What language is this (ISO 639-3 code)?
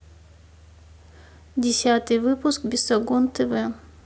rus